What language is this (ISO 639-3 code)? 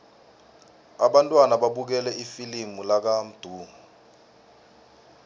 nbl